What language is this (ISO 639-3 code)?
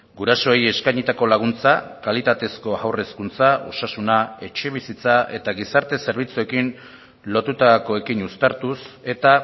eus